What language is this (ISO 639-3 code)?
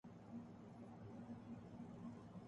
urd